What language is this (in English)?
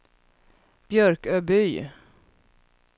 Swedish